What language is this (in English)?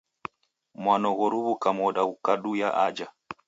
Taita